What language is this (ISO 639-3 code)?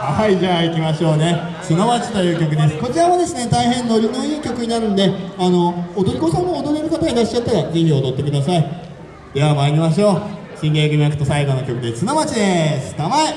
jpn